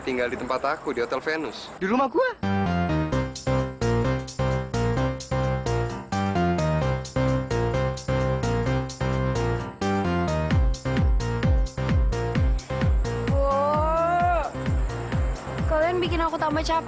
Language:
Indonesian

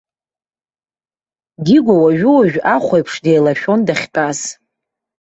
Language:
Abkhazian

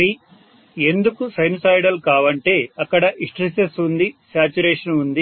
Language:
Telugu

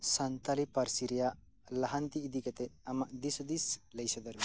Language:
Santali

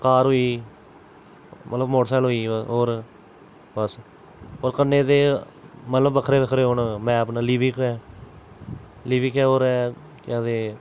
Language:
Dogri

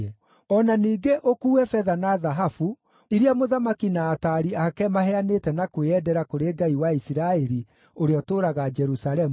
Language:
Kikuyu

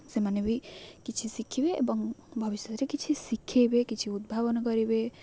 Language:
Odia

